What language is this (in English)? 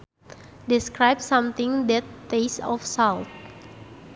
Sundanese